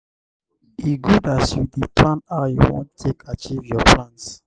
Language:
Nigerian Pidgin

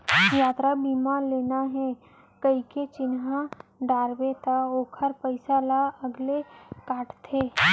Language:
Chhattisgarhi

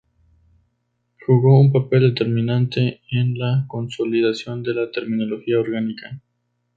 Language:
Spanish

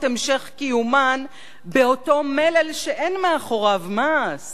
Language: Hebrew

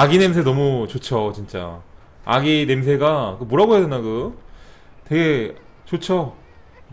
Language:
Korean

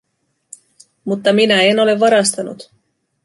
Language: Finnish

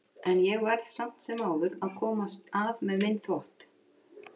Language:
Icelandic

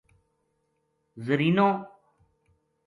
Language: Gujari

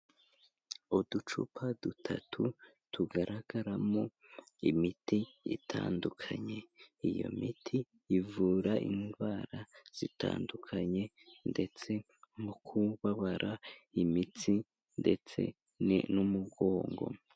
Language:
Kinyarwanda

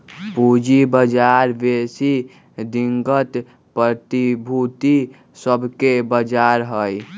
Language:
Magahi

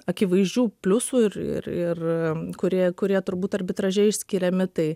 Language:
Lithuanian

